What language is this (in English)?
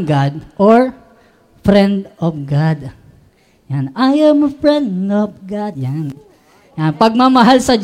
Filipino